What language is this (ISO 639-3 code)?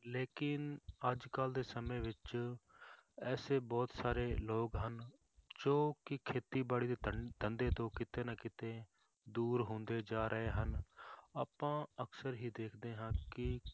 pan